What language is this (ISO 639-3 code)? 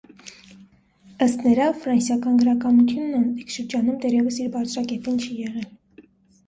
hye